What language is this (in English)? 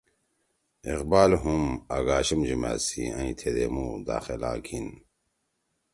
Torwali